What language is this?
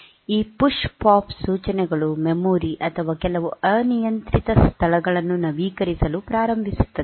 Kannada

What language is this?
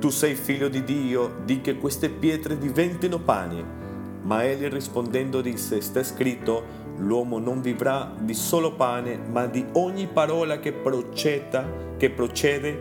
Italian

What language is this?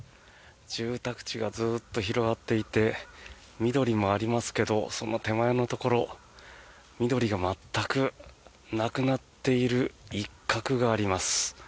Japanese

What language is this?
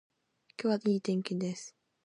Japanese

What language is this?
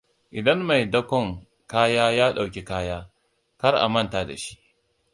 Hausa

